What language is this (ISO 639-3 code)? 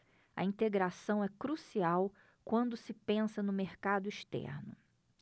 por